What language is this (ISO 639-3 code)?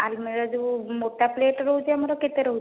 ori